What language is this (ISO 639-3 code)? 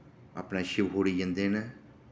doi